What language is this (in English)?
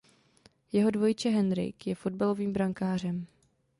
Czech